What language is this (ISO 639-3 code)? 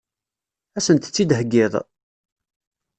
kab